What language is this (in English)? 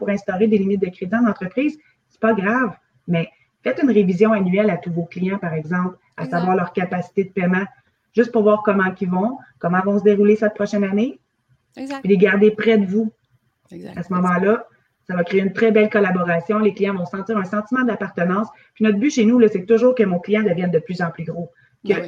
French